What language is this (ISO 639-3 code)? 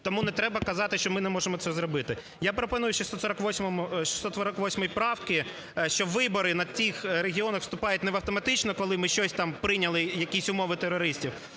ukr